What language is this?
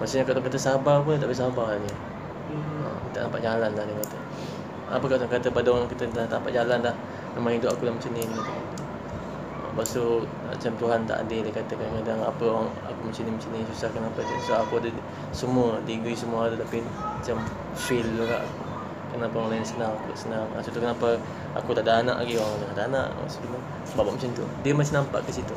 Malay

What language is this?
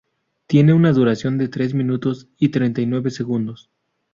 Spanish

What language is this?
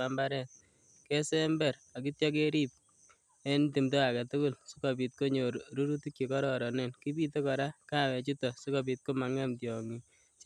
Kalenjin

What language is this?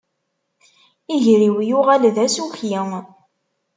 Kabyle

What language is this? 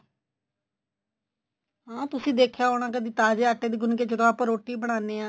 Punjabi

